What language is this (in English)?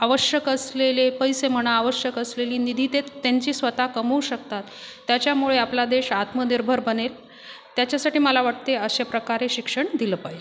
Marathi